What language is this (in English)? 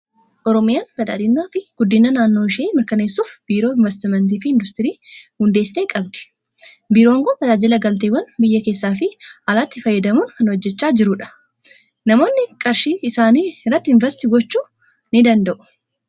Oromo